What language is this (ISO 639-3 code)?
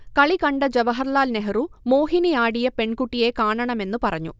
mal